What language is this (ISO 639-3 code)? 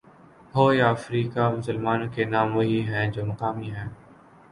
urd